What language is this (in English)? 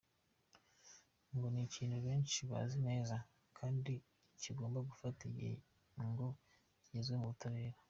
Kinyarwanda